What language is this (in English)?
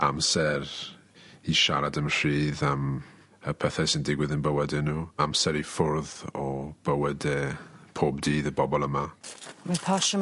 Welsh